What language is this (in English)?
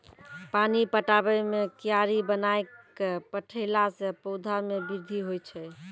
Maithili